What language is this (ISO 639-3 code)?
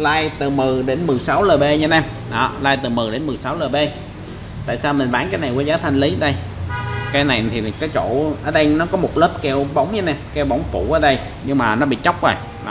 vie